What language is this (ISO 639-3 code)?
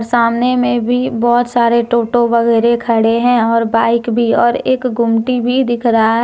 hin